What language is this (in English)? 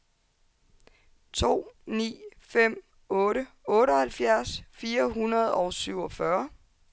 Danish